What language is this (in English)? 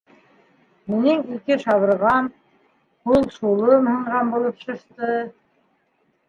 Bashkir